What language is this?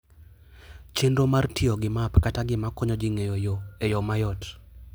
Luo (Kenya and Tanzania)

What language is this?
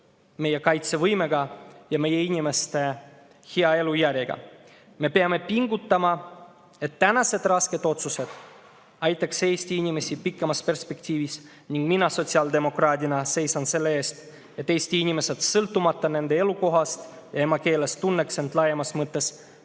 Estonian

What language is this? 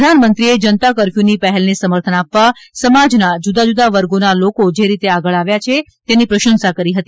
Gujarati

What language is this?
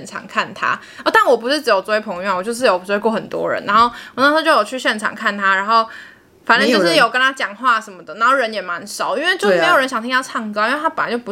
Chinese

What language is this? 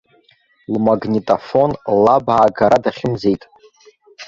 Abkhazian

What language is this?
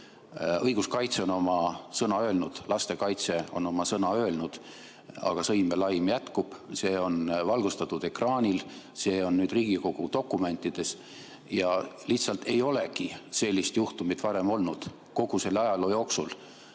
Estonian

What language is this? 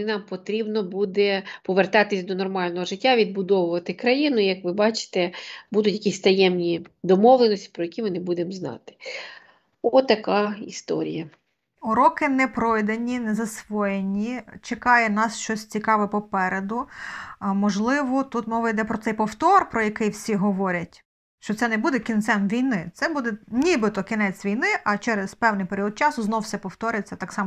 Ukrainian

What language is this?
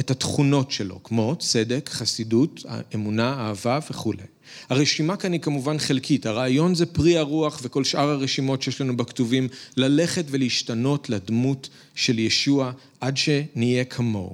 Hebrew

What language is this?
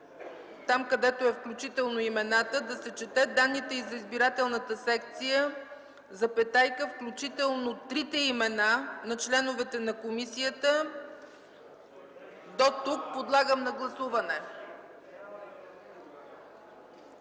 Bulgarian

